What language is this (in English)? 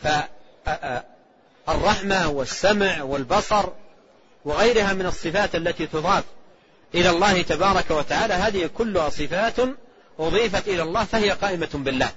Arabic